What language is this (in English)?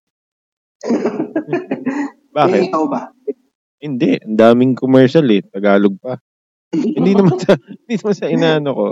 Filipino